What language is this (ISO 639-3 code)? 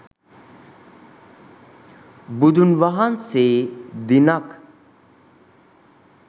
sin